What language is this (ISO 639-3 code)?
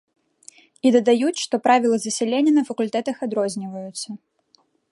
bel